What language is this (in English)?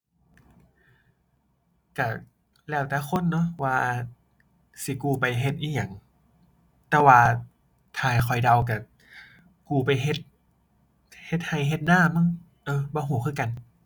Thai